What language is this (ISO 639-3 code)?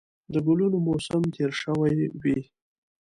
pus